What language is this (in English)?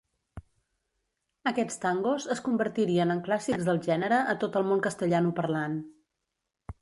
Catalan